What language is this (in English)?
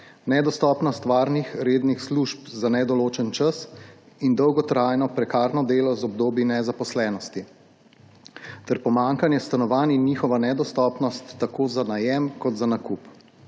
Slovenian